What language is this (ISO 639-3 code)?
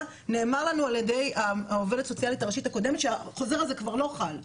heb